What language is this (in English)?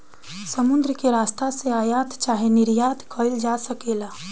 Bhojpuri